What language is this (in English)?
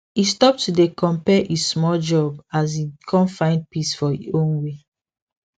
Nigerian Pidgin